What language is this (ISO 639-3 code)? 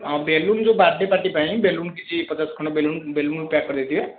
ori